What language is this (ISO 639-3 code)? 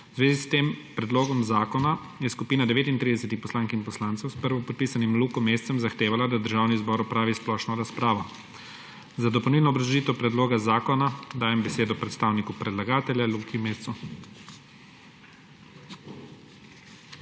slv